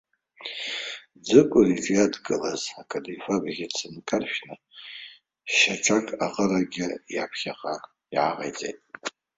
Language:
Abkhazian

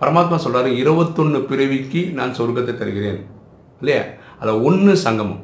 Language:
Tamil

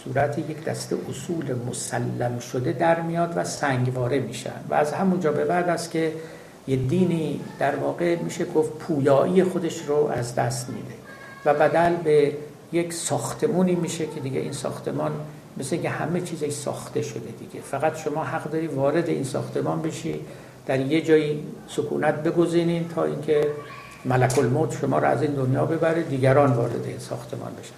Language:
Persian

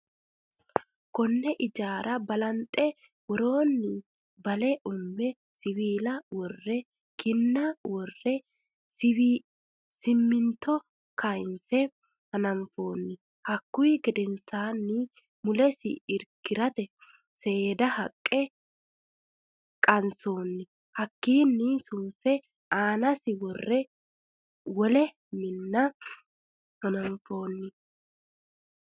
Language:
Sidamo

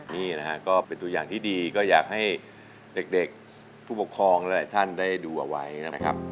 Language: Thai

